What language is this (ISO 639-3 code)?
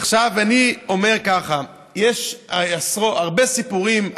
heb